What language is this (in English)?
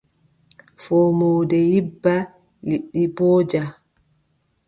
Adamawa Fulfulde